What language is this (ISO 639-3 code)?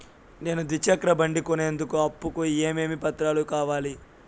tel